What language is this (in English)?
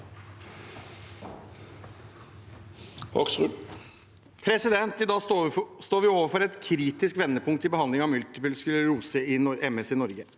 Norwegian